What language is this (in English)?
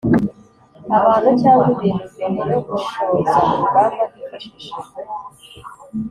Kinyarwanda